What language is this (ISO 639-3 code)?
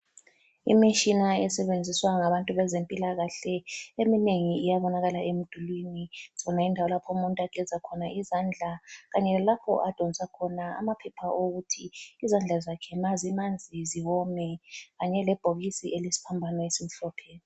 nde